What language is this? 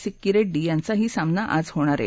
Marathi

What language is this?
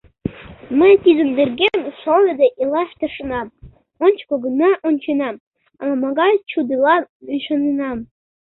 Mari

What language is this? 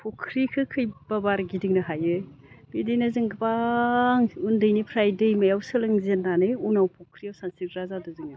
Bodo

